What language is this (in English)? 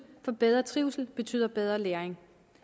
Danish